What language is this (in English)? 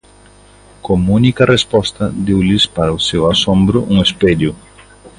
Galician